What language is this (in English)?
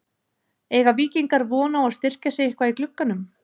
Icelandic